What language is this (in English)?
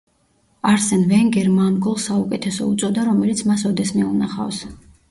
Georgian